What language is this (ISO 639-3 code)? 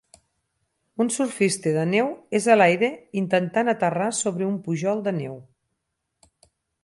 cat